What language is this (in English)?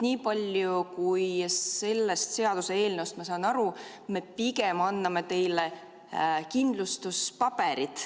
Estonian